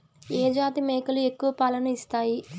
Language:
Telugu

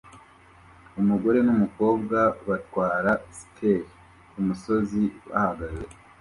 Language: Kinyarwanda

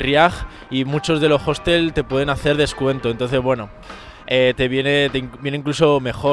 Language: Spanish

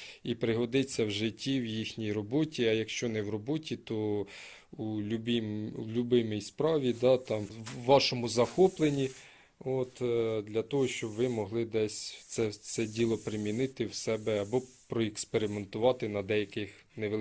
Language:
Ukrainian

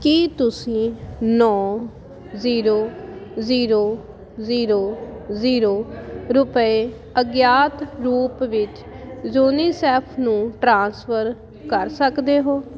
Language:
Punjabi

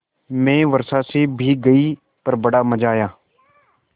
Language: Hindi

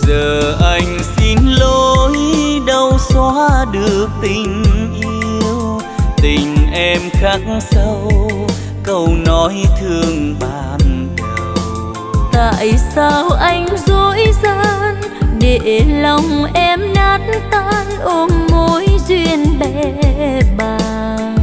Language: Vietnamese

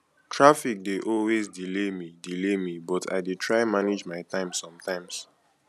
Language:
Nigerian Pidgin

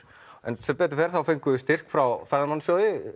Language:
Icelandic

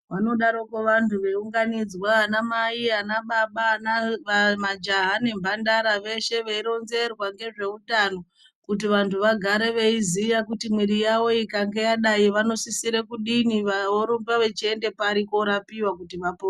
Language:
Ndau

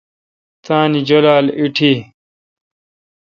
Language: Kalkoti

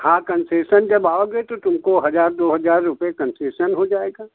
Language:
Hindi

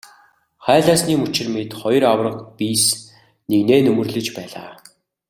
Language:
Mongolian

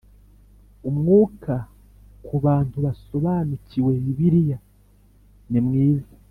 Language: Kinyarwanda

